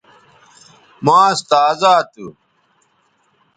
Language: Bateri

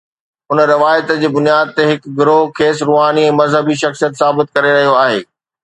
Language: Sindhi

